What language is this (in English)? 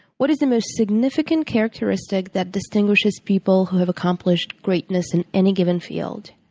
English